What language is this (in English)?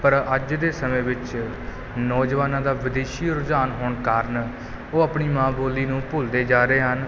Punjabi